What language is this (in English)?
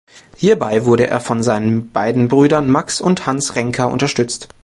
German